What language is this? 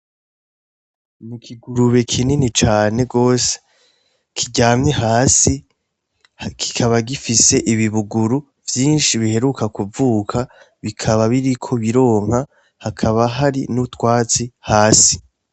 Rundi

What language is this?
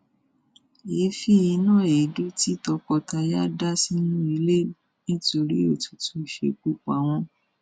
Yoruba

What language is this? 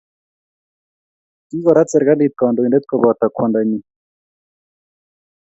Kalenjin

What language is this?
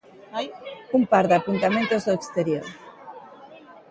Galician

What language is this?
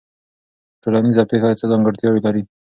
Pashto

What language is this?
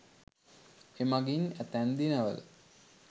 Sinhala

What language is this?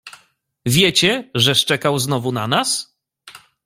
Polish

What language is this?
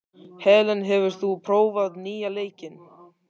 Icelandic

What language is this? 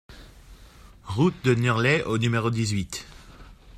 French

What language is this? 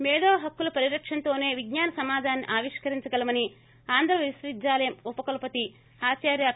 Telugu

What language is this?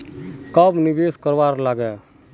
Magahi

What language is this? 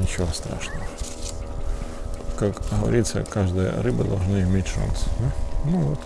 Russian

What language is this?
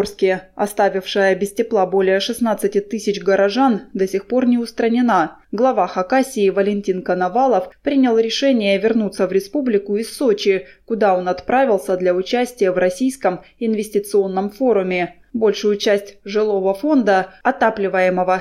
Russian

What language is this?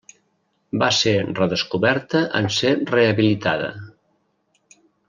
Catalan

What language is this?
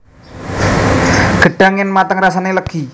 Javanese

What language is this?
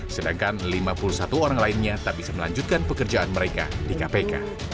Indonesian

